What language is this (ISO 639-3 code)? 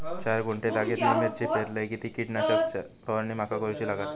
mar